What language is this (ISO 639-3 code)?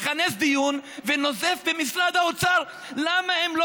heb